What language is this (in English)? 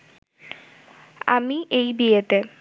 Bangla